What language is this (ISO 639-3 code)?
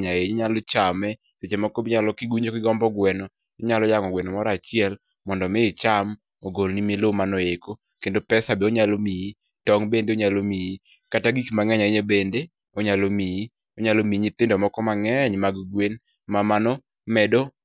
luo